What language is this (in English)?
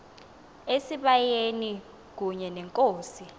Xhosa